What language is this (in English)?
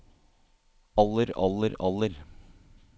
Norwegian